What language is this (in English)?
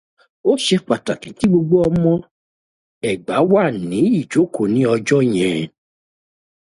Yoruba